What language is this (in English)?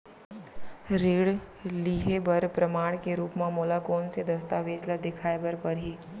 Chhattisgarhi